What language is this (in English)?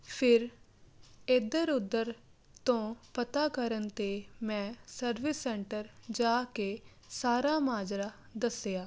Punjabi